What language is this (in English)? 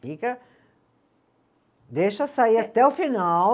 Portuguese